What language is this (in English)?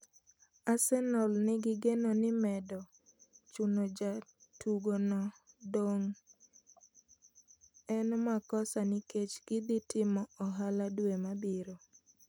Luo (Kenya and Tanzania)